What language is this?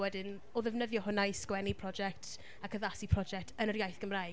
Welsh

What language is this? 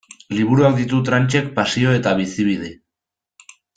Basque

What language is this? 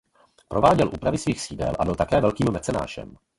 Czech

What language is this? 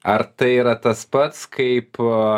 Lithuanian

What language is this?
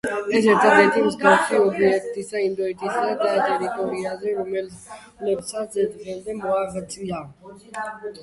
Georgian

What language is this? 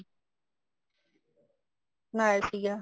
Punjabi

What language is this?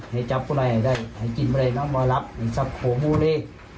Thai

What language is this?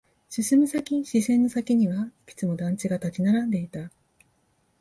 Japanese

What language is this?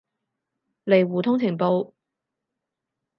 Cantonese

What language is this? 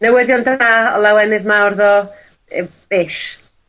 Welsh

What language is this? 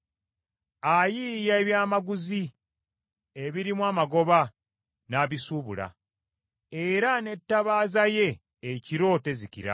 Ganda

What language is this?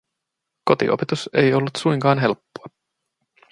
Finnish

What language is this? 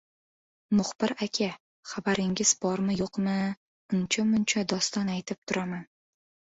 Uzbek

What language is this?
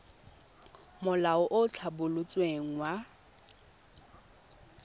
Tswana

